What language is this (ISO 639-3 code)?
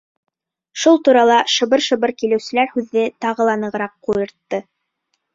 bak